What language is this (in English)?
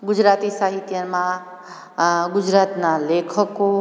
Gujarati